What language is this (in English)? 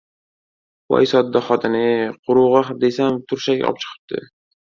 Uzbek